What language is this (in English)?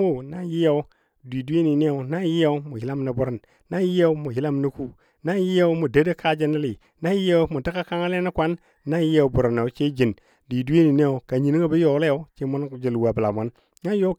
Dadiya